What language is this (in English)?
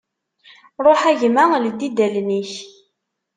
Kabyle